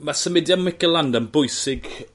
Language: Welsh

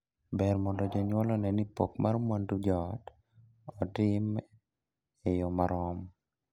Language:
Luo (Kenya and Tanzania)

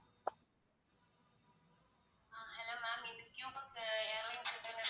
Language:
Tamil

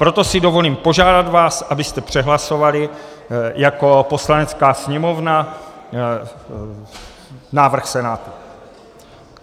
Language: Czech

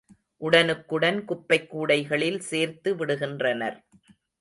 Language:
Tamil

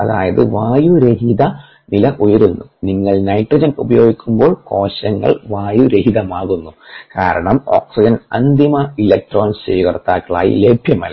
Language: Malayalam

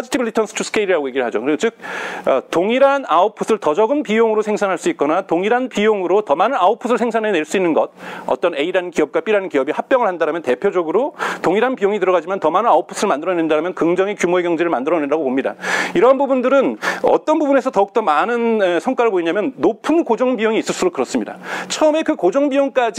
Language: Korean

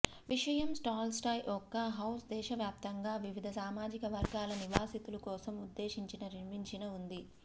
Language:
Telugu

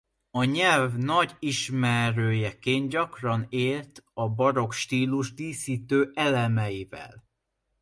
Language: Hungarian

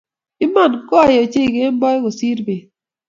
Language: Kalenjin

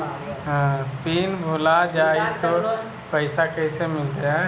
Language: Magahi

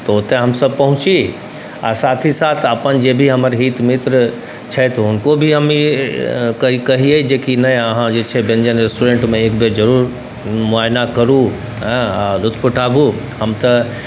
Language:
Maithili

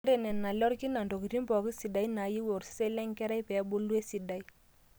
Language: Masai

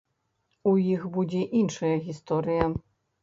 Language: Belarusian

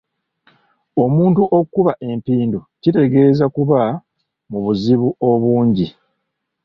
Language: Ganda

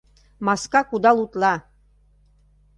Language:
Mari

